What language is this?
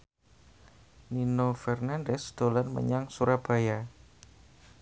Javanese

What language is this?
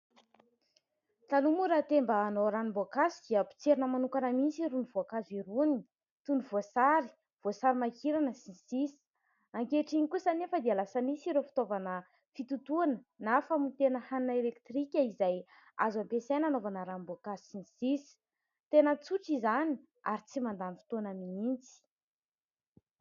Malagasy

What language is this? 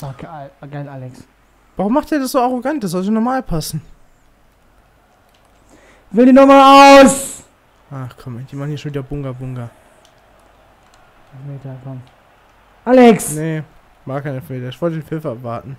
German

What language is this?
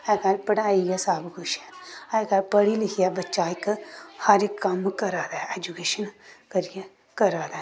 Dogri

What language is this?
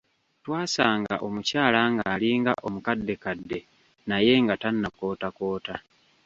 Ganda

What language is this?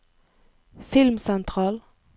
Norwegian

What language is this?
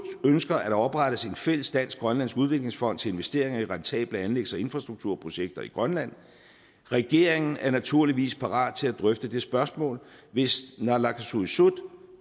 Danish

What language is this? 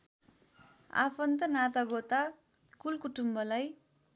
Nepali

